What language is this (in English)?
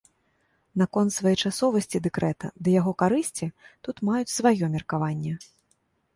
Belarusian